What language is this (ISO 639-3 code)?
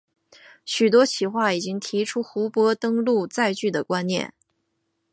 zho